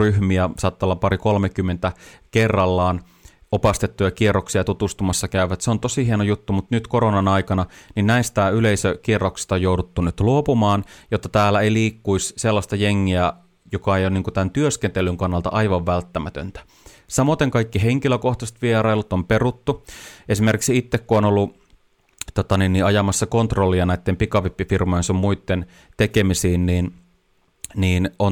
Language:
Finnish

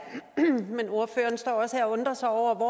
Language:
Danish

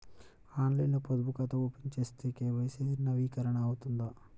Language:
Telugu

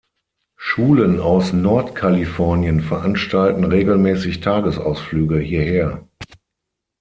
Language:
German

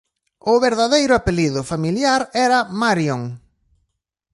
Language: Galician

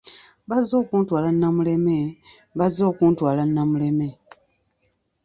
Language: Ganda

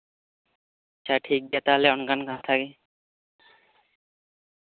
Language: Santali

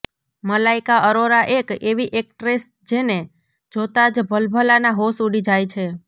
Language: Gujarati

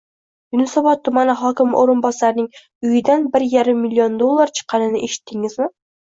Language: Uzbek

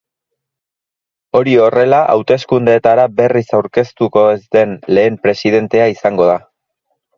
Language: Basque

